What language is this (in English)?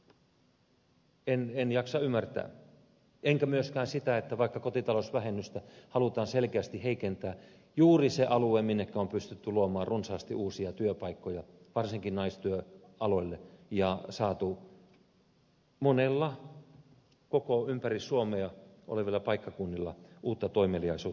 Finnish